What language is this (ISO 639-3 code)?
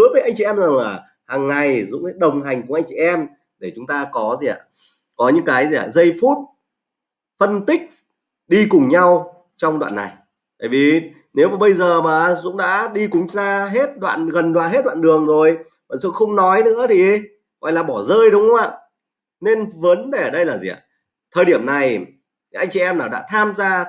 vie